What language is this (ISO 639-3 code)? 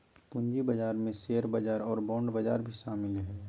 mag